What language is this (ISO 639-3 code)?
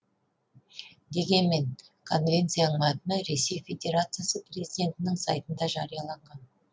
kaz